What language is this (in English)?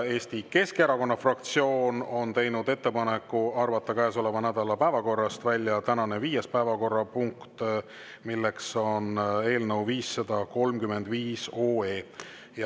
Estonian